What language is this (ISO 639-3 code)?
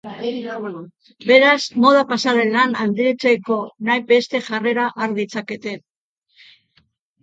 eus